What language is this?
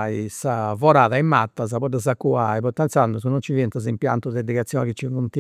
Campidanese Sardinian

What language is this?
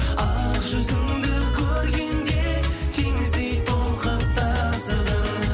Kazakh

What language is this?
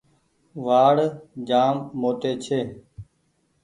Goaria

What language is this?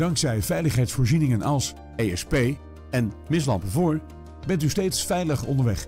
Dutch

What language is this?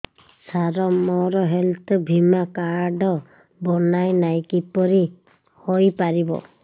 Odia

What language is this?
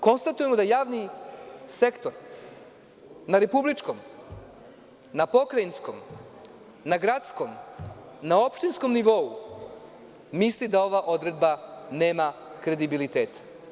Serbian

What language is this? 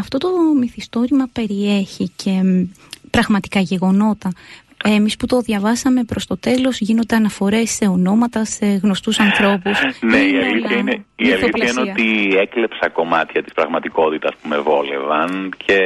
Greek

